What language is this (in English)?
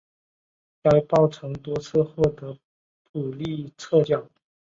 Chinese